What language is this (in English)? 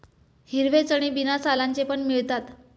Marathi